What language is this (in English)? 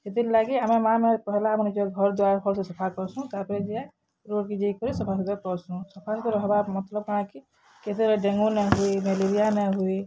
Odia